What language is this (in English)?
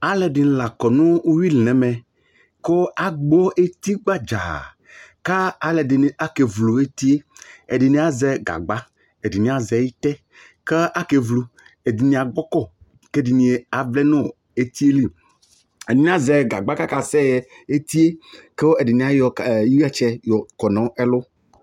Ikposo